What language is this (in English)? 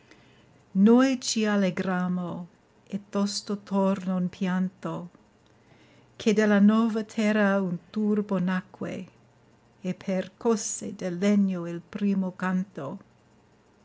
Italian